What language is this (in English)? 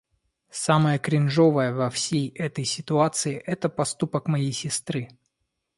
Russian